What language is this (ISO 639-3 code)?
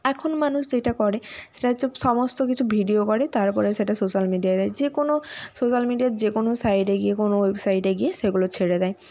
ben